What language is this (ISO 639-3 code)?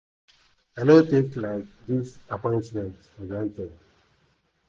pcm